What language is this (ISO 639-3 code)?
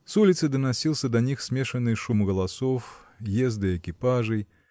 rus